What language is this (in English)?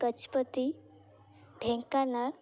Odia